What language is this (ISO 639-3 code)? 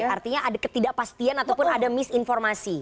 ind